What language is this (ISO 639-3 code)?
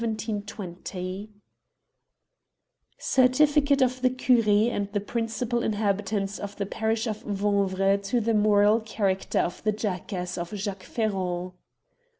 eng